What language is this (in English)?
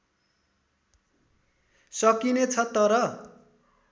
Nepali